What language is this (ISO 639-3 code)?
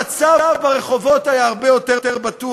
heb